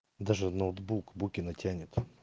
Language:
Russian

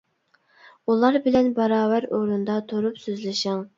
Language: Uyghur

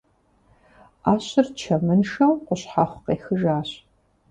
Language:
Kabardian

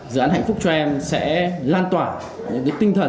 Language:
Vietnamese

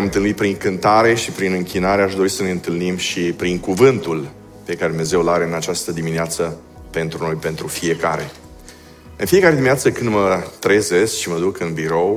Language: Romanian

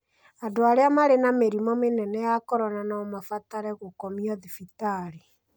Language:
Kikuyu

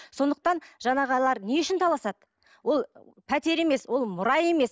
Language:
Kazakh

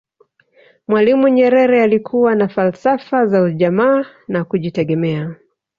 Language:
Swahili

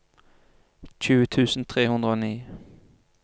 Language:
Norwegian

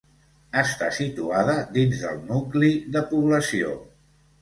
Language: Catalan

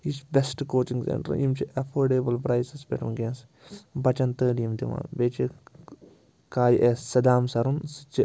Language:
Kashmiri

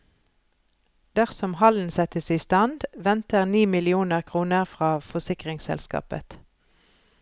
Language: Norwegian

